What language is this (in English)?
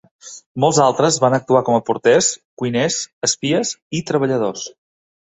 Catalan